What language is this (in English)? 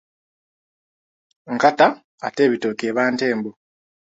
Ganda